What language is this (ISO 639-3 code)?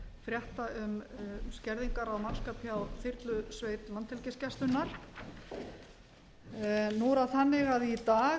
isl